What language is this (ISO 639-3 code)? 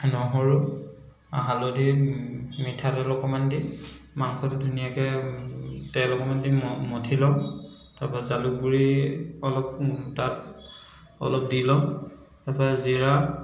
asm